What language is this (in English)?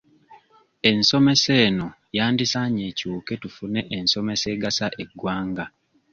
Ganda